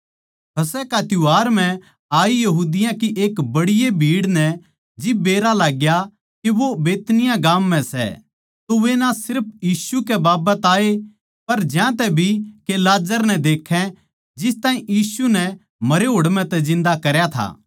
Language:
Haryanvi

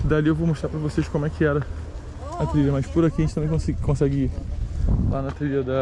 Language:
Portuguese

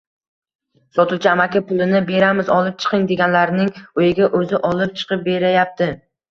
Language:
Uzbek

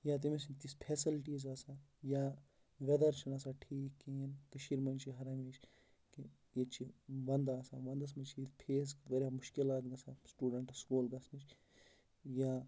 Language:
Kashmiri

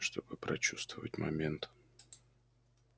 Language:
Russian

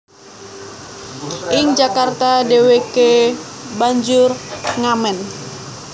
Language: Javanese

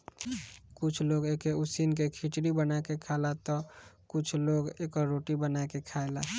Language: Bhojpuri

